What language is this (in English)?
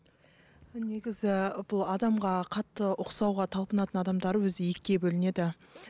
Kazakh